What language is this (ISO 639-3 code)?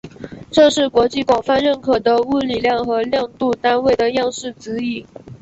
zho